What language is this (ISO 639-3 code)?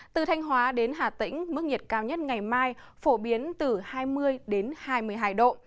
vie